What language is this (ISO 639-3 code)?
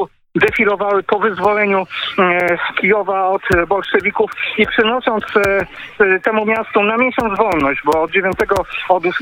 pol